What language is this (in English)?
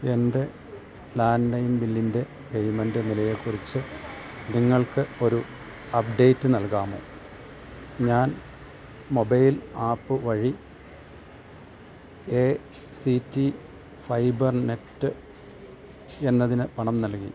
Malayalam